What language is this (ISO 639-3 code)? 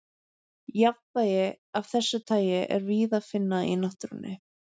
isl